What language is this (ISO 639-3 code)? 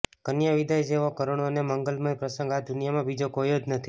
guj